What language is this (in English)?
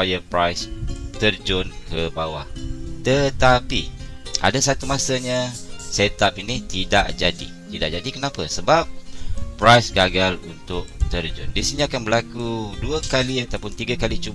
Malay